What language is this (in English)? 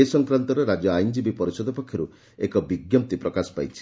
Odia